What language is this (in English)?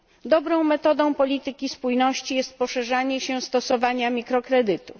Polish